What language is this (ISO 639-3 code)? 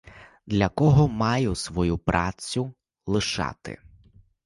ukr